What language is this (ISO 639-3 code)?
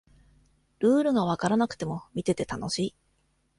jpn